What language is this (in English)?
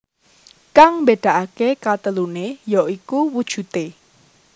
Javanese